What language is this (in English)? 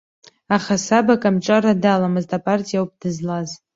Abkhazian